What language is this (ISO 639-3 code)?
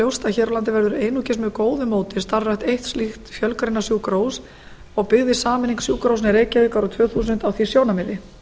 isl